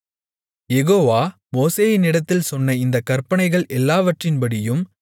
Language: Tamil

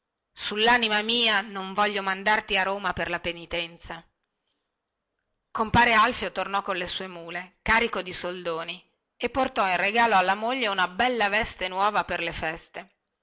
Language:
Italian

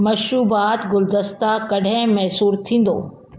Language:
Sindhi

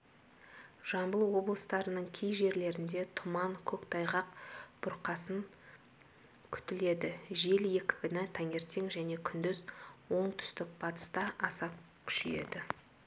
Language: Kazakh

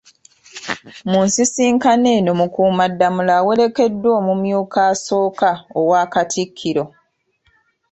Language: Ganda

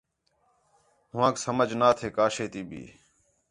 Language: Khetrani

